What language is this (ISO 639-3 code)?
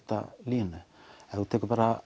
isl